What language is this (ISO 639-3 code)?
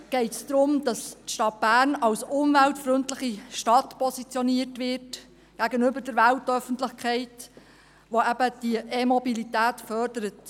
gsw